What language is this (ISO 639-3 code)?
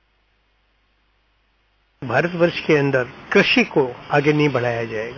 hin